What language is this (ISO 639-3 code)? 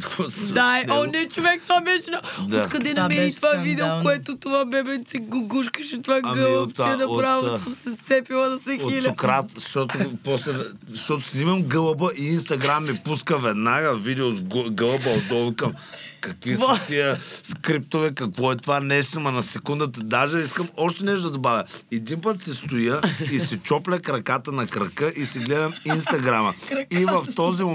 bul